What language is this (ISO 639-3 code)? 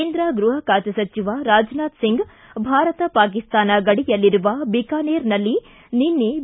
kan